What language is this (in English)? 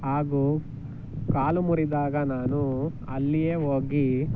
Kannada